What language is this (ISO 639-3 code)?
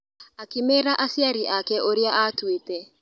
kik